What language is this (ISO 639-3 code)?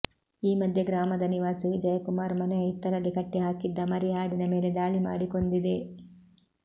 kan